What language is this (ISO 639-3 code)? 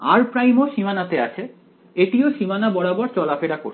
ben